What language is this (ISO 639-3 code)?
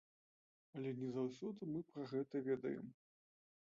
bel